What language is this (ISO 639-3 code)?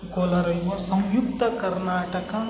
kan